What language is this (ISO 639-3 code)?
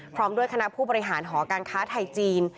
tha